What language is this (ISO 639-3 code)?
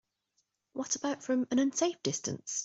eng